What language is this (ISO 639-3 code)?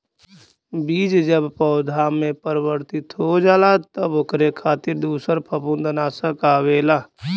bho